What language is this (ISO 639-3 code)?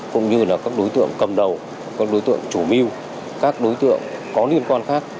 vie